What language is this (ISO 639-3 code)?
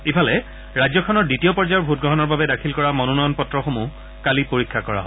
asm